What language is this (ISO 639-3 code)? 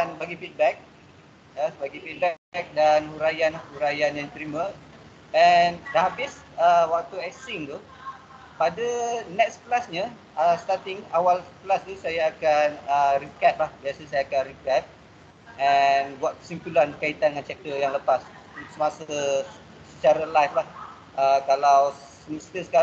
msa